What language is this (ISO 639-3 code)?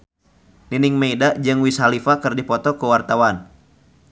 sun